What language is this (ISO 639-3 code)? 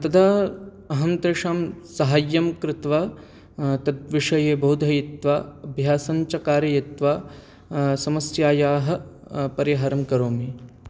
san